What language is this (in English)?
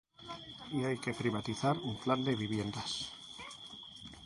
Spanish